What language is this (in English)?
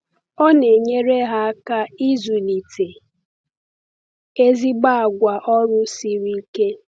Igbo